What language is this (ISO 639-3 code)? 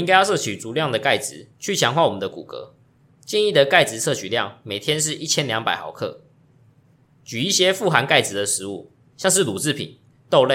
zho